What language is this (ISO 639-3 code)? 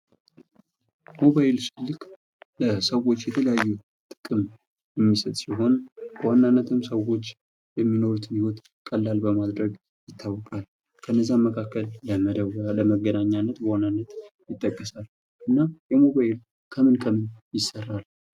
amh